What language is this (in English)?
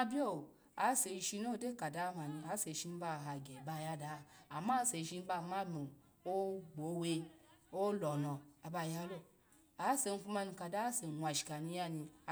Alago